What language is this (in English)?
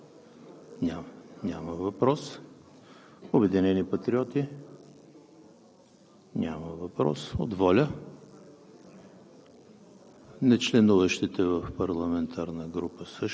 Bulgarian